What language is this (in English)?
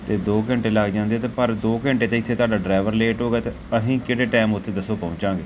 Punjabi